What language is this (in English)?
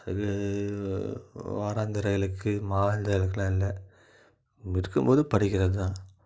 Tamil